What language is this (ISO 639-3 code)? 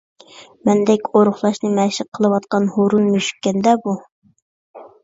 uig